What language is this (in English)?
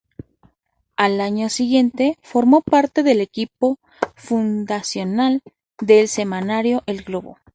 Spanish